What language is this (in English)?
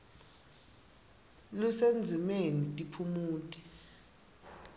Swati